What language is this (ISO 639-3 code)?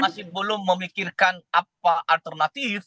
ind